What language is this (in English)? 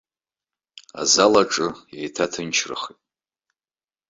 Abkhazian